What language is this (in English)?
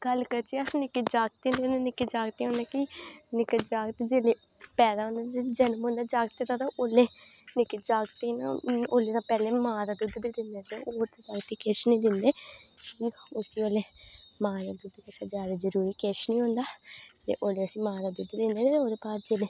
Dogri